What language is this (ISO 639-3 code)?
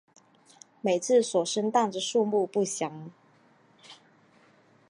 zho